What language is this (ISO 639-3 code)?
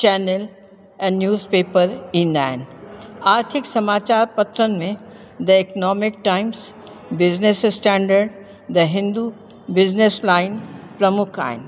snd